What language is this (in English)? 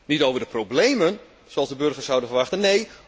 Dutch